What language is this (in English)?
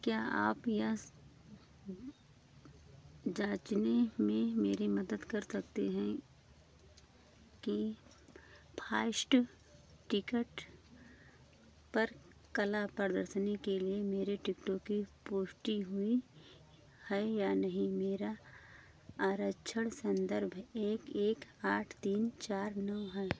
Hindi